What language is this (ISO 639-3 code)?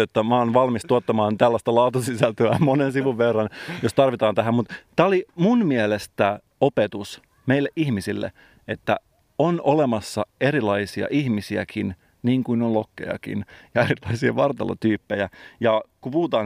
fin